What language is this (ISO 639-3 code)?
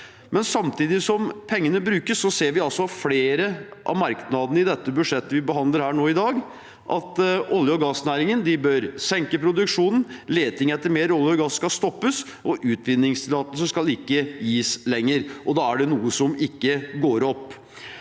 nor